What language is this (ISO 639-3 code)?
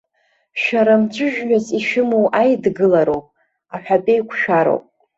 abk